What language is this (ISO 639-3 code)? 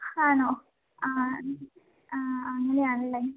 mal